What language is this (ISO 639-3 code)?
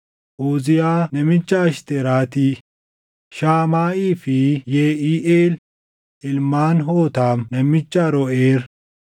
orm